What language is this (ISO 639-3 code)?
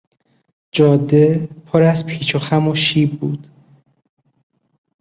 fas